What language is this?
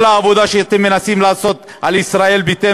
Hebrew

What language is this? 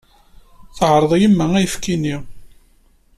Kabyle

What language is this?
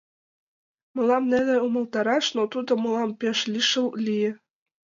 Mari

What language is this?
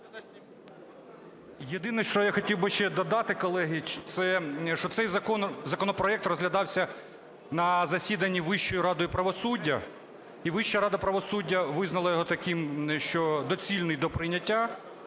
Ukrainian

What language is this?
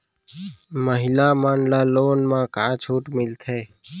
Chhattisgarhi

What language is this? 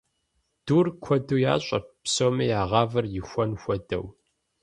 Kabardian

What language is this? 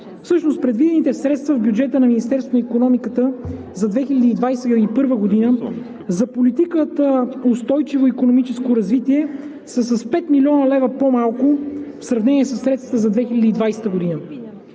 Bulgarian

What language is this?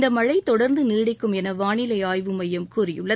Tamil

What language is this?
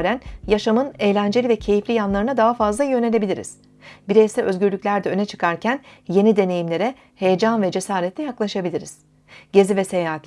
Turkish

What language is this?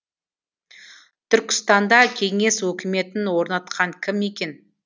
Kazakh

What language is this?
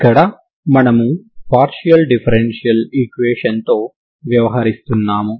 Telugu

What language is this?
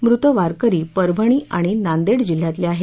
Marathi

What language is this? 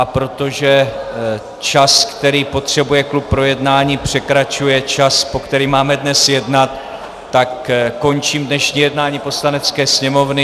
Czech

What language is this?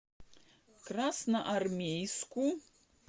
Russian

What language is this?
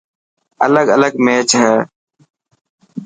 Dhatki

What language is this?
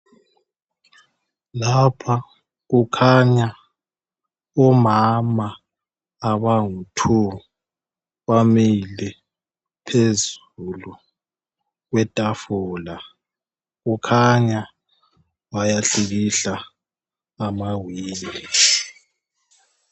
North Ndebele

